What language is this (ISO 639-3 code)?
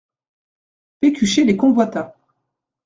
fra